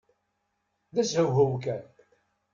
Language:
Kabyle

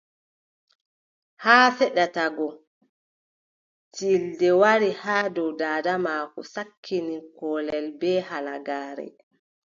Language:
Adamawa Fulfulde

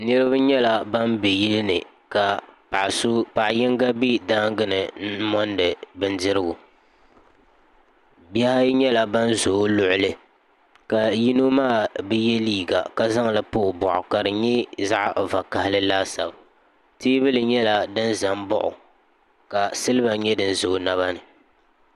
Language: Dagbani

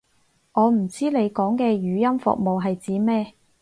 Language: Cantonese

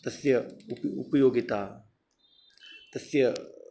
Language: Sanskrit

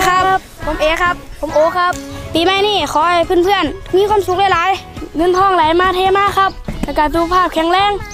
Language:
Thai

